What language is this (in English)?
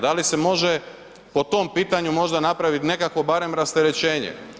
Croatian